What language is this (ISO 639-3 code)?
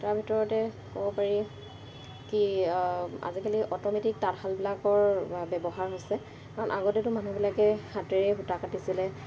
asm